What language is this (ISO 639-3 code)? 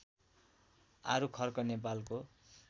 nep